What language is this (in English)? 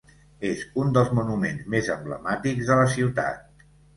Catalan